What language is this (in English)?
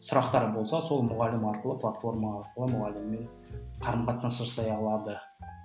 Kazakh